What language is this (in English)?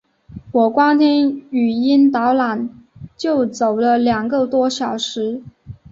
Chinese